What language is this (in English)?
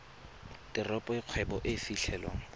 Tswana